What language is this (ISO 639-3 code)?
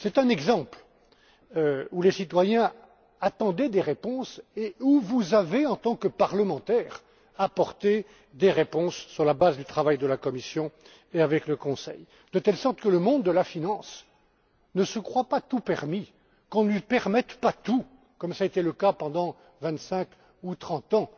fra